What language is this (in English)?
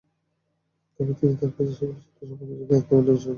Bangla